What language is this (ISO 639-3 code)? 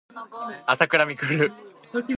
jpn